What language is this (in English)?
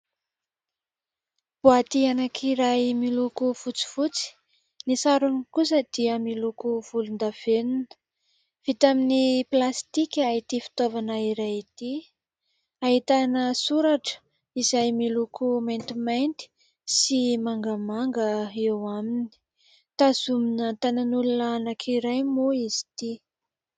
Malagasy